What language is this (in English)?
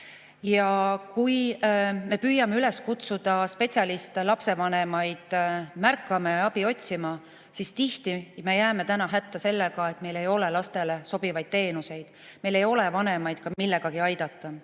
Estonian